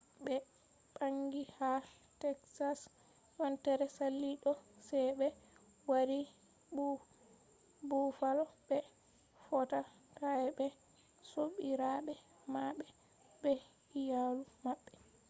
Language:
Fula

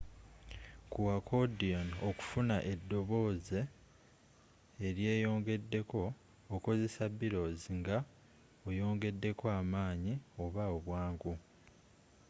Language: Ganda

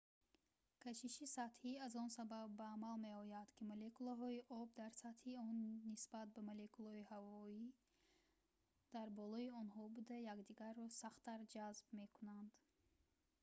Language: Tajik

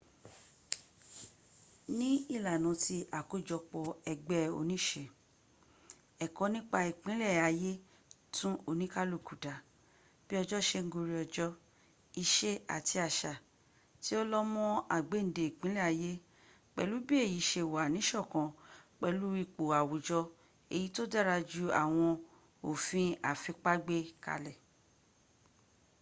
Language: Yoruba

